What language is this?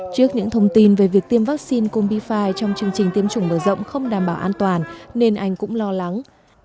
Vietnamese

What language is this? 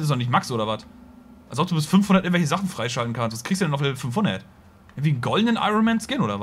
German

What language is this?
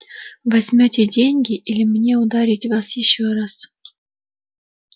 Russian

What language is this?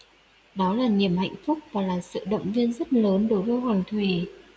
Vietnamese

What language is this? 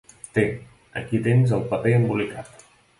Catalan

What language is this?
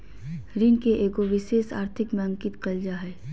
Magahi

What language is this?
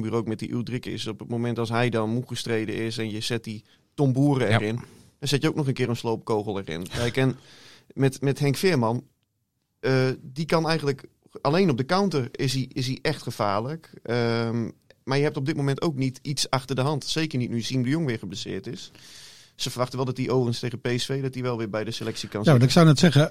Dutch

